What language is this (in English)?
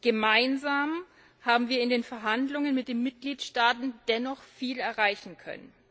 German